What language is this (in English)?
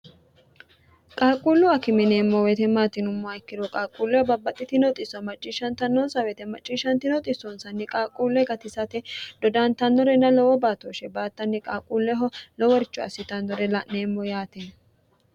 Sidamo